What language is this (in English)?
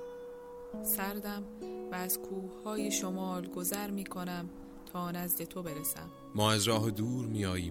Persian